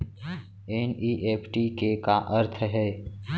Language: Chhattisgarhi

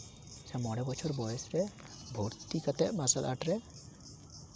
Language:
Santali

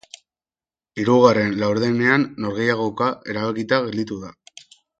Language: Basque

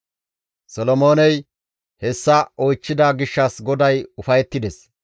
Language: Gamo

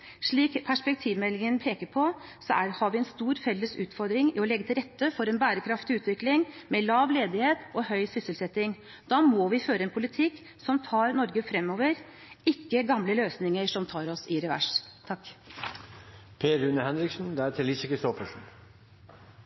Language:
Norwegian Bokmål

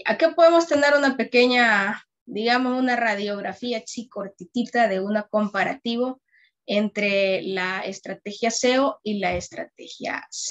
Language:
Spanish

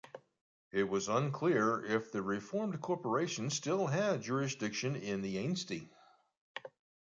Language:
English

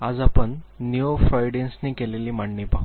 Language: Marathi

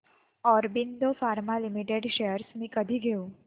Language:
Marathi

